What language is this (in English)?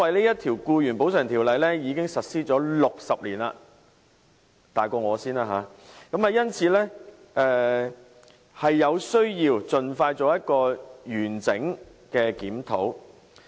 Cantonese